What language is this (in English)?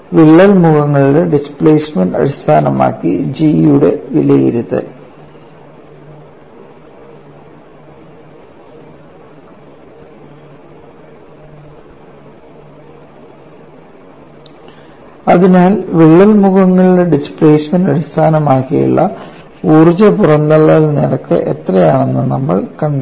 Malayalam